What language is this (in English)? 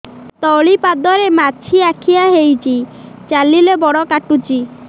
Odia